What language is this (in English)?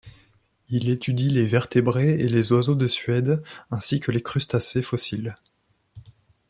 French